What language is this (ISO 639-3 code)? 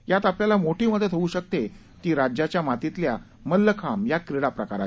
mar